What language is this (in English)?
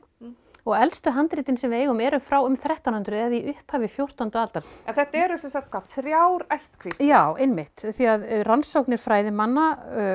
Icelandic